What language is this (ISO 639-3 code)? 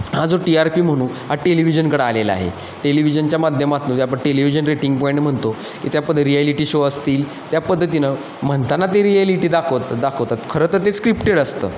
mar